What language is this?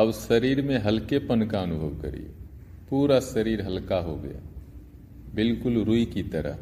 Hindi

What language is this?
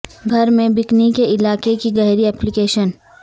Urdu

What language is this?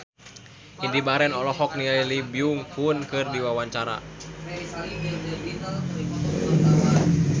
Sundanese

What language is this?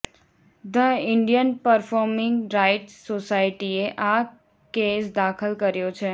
Gujarati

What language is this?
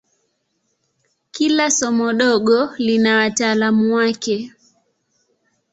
Swahili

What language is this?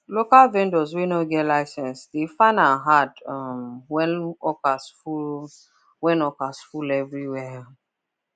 Nigerian Pidgin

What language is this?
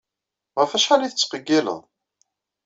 Kabyle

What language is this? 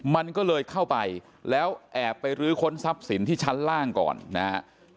Thai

